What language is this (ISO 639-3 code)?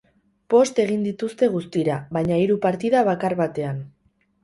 eus